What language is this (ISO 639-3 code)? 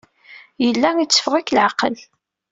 kab